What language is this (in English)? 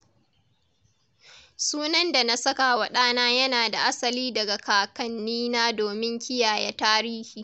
Hausa